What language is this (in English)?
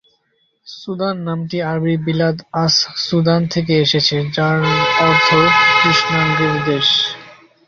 Bangla